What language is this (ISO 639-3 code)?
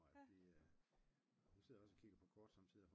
dan